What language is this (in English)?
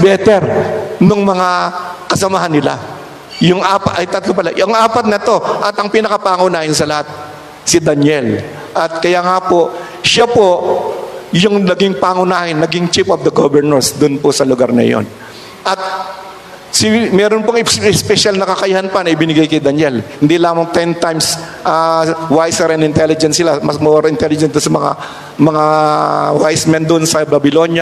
Filipino